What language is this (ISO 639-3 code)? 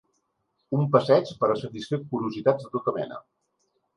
cat